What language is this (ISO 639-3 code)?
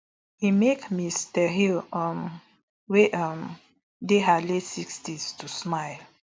pcm